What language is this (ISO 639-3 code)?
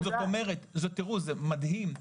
heb